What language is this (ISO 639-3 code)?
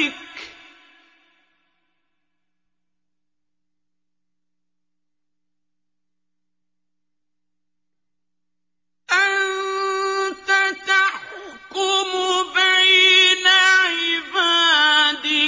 ara